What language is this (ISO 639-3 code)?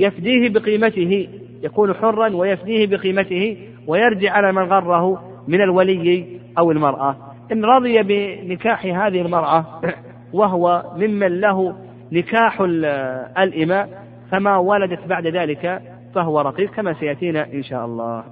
ara